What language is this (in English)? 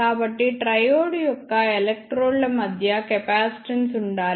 Telugu